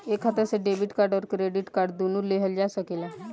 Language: Bhojpuri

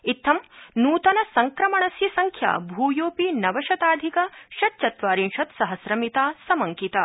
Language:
Sanskrit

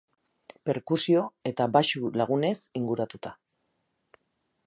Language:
Basque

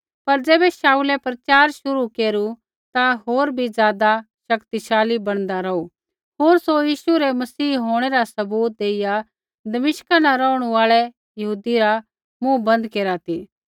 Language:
Kullu Pahari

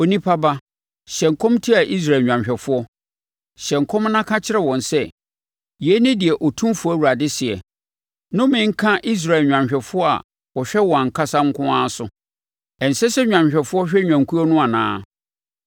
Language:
Akan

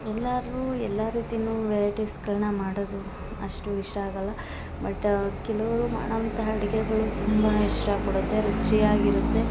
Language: Kannada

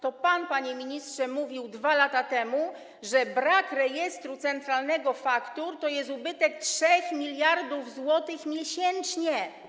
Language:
Polish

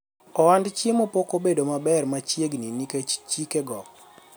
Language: Luo (Kenya and Tanzania)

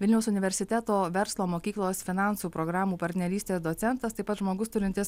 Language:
Lithuanian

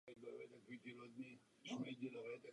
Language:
Czech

